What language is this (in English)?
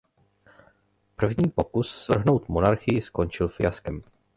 Czech